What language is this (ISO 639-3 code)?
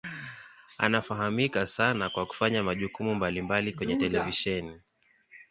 swa